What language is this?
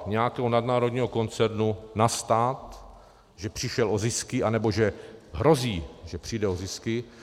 Czech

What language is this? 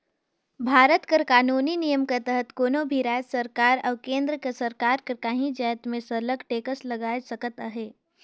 Chhattisgarhi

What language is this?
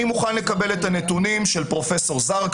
Hebrew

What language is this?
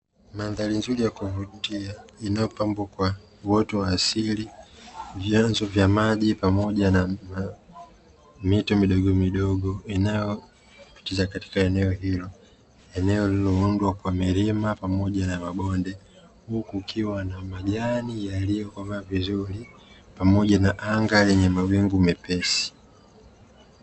Swahili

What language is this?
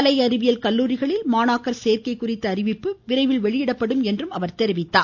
Tamil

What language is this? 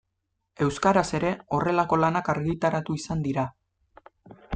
Basque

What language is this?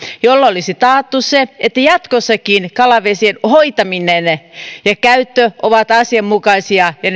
Finnish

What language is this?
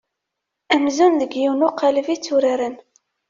Kabyle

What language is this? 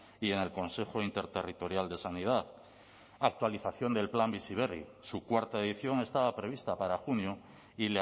Spanish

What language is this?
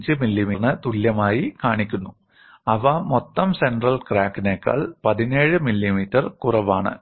Malayalam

